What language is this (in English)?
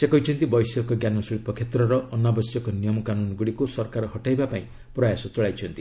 Odia